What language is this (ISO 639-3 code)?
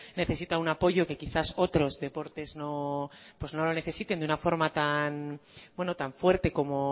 spa